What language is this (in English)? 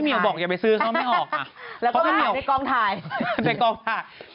Thai